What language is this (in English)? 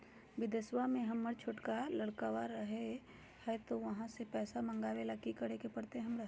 Magahi